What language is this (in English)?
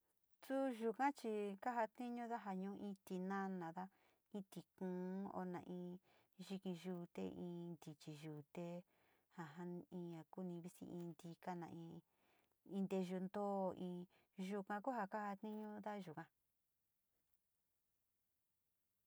Sinicahua Mixtec